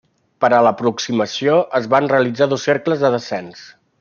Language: Catalan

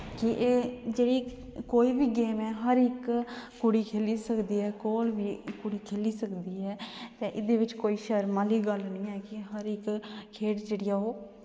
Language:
Dogri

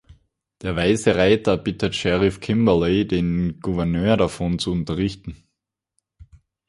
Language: German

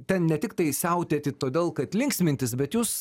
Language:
Lithuanian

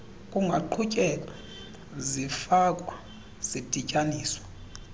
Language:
Xhosa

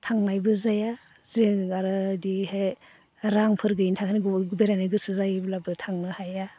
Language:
Bodo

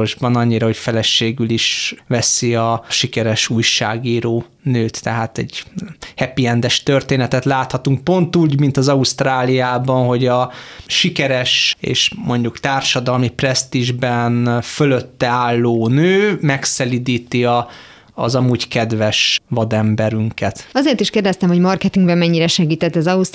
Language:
Hungarian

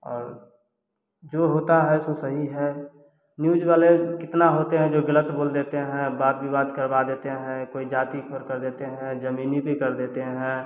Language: Hindi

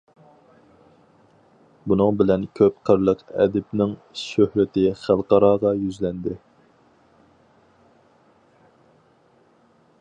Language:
Uyghur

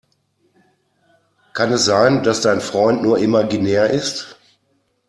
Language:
German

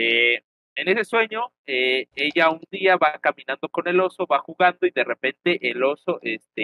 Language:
Spanish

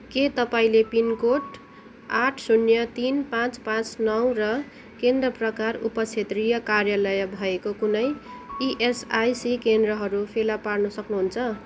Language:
Nepali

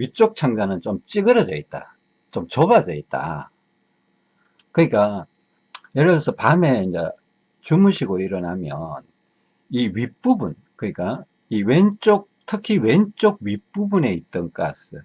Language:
Korean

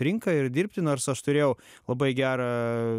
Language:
Lithuanian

